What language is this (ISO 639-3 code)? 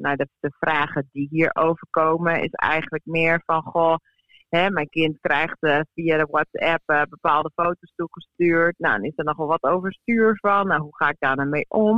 nld